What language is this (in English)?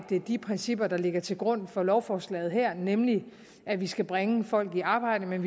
Danish